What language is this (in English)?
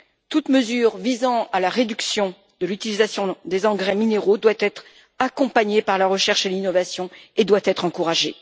French